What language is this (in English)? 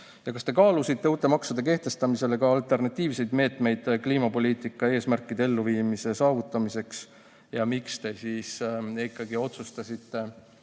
Estonian